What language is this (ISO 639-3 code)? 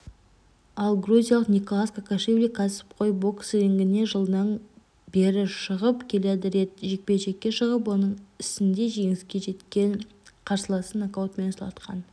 kaz